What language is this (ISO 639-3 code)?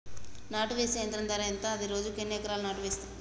tel